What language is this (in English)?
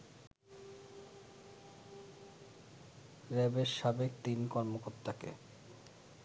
Bangla